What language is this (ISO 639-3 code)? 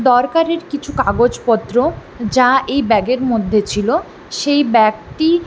ben